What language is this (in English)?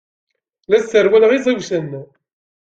Kabyle